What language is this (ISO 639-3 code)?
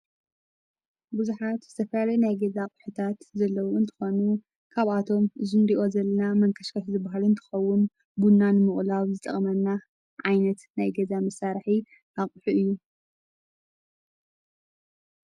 tir